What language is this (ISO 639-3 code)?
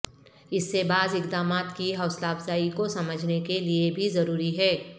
urd